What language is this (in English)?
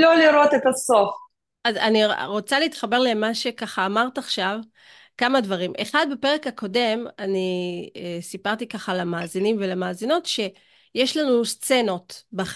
Hebrew